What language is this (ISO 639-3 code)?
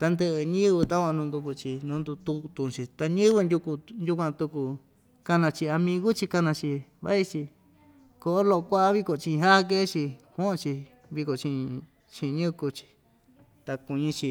vmj